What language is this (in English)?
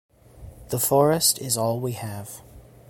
English